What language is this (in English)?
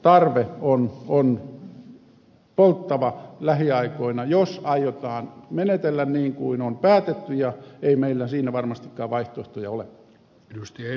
Finnish